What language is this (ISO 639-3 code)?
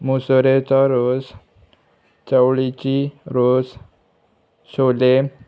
kok